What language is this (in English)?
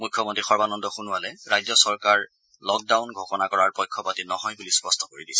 Assamese